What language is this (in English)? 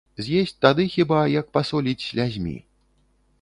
Belarusian